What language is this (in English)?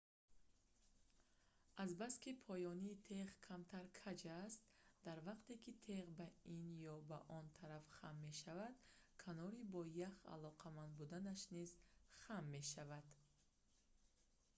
Tajik